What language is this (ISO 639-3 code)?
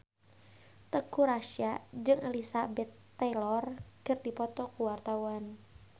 sun